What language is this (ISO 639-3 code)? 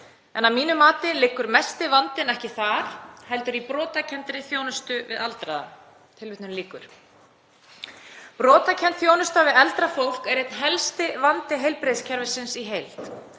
isl